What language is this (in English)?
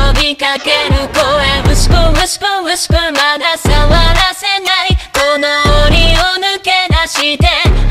Japanese